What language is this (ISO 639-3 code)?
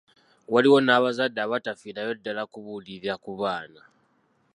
lug